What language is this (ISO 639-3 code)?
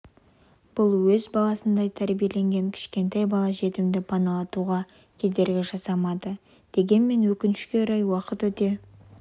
kaz